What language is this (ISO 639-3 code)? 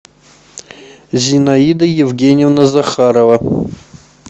rus